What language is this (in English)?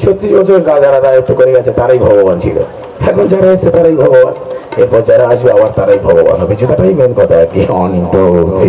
Arabic